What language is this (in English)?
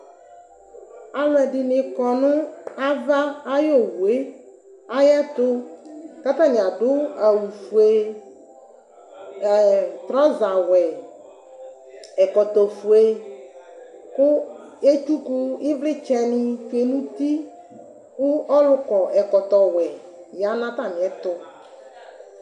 Ikposo